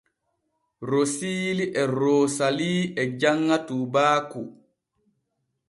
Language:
Borgu Fulfulde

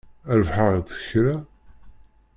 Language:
Kabyle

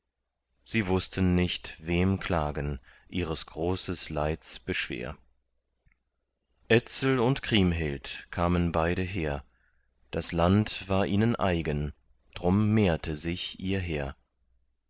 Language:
German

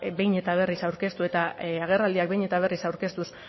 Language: Basque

